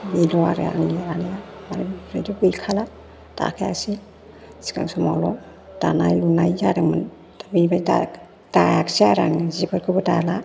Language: Bodo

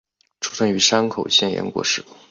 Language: Chinese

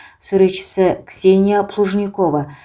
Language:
Kazakh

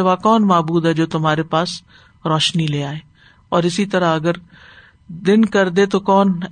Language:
Urdu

